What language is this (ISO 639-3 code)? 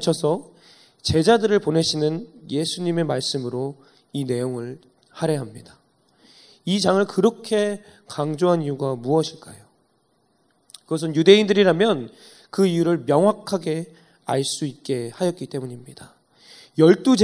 kor